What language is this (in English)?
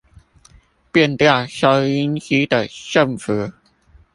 Chinese